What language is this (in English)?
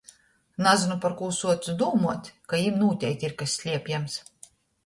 Latgalian